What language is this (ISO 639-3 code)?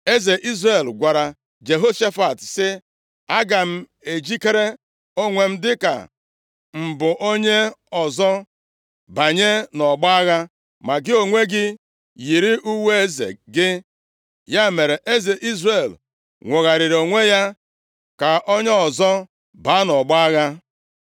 ibo